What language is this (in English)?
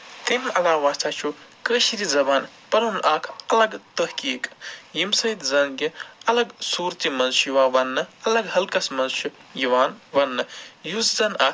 Kashmiri